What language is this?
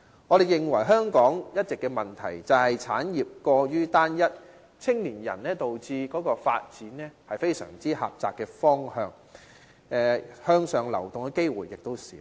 Cantonese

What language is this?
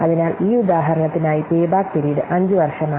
Malayalam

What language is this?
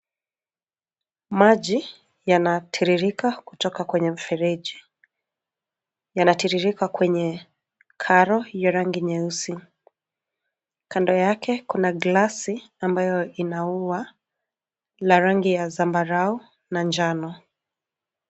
Swahili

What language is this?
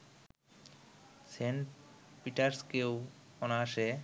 Bangla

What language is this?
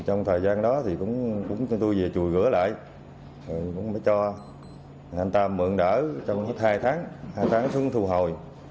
Vietnamese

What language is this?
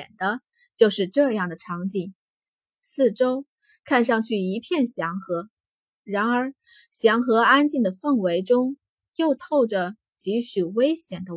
Chinese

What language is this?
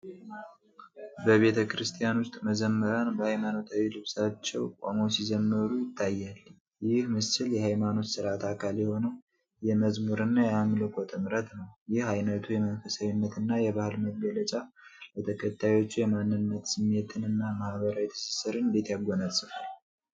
Amharic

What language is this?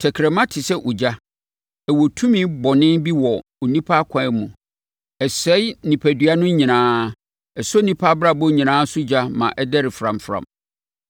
Akan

